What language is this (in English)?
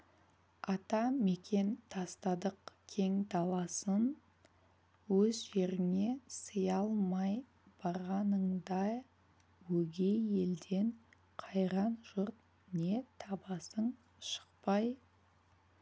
Kazakh